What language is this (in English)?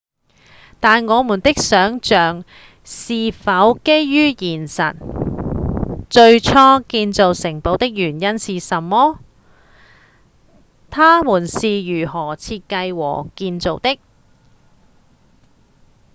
Cantonese